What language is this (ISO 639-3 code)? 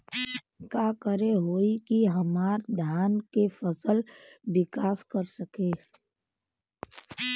bho